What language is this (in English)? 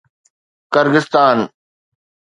Sindhi